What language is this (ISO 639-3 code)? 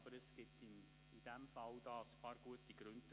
gsw